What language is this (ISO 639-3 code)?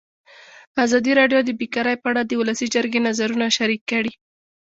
pus